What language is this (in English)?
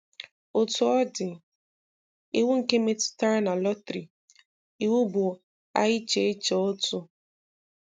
Igbo